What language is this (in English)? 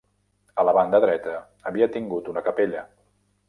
Catalan